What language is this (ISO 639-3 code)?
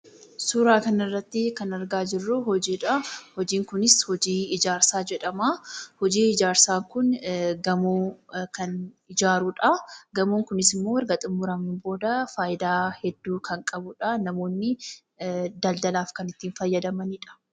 orm